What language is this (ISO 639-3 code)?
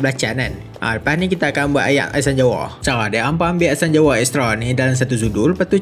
msa